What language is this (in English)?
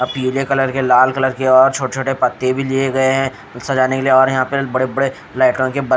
Hindi